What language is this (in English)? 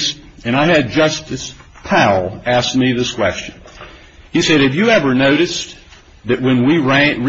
English